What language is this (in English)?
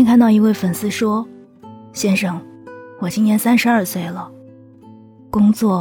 Chinese